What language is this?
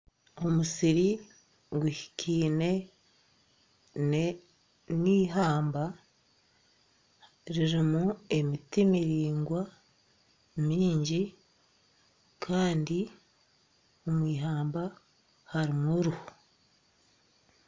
Nyankole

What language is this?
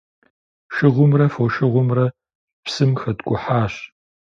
Kabardian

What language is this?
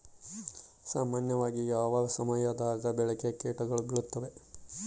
Kannada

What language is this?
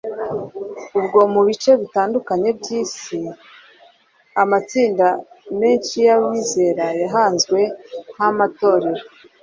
Kinyarwanda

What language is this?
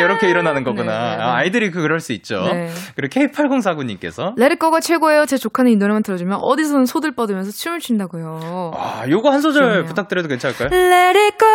Korean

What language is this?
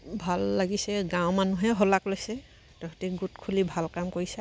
Assamese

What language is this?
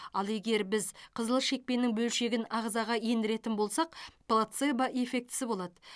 Kazakh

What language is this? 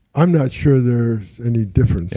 English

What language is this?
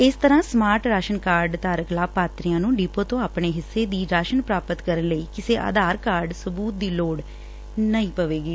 Punjabi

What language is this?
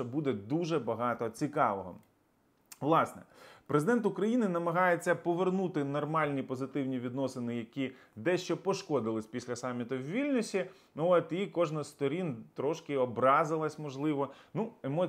Ukrainian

